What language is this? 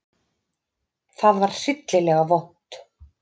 Icelandic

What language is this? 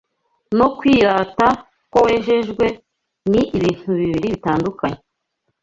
Kinyarwanda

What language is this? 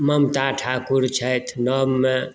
Maithili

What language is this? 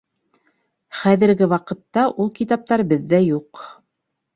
Bashkir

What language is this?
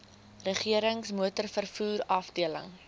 Afrikaans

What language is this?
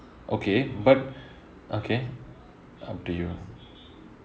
English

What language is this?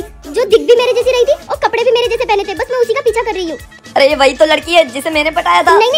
Hindi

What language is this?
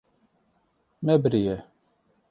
Kurdish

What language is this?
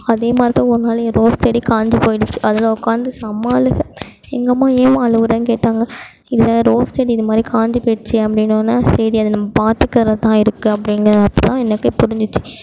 Tamil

